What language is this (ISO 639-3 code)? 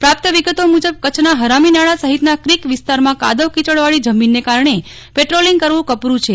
guj